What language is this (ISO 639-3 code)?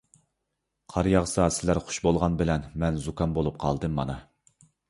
uig